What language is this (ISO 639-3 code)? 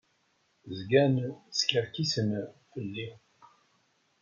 kab